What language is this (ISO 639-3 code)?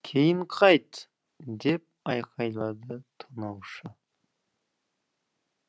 kaz